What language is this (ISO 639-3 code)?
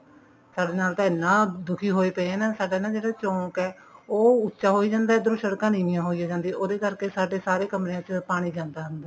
pan